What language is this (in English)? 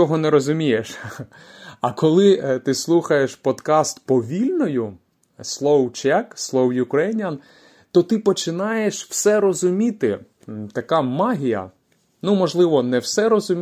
Ukrainian